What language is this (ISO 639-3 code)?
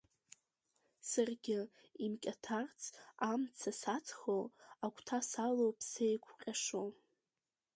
abk